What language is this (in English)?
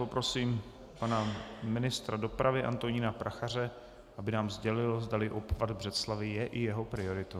Czech